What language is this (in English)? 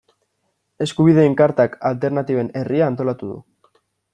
Basque